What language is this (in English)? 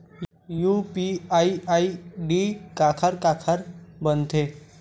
Chhattisgarhi